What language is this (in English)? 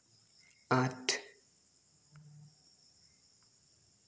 Assamese